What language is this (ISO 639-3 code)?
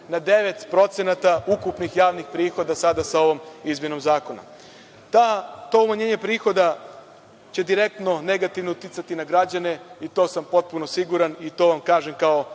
srp